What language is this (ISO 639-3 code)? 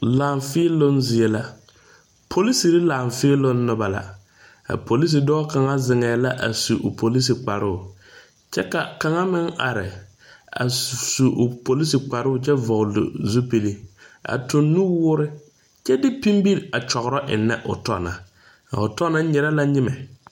dga